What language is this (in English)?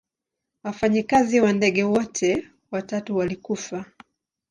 Swahili